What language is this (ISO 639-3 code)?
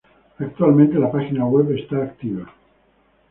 spa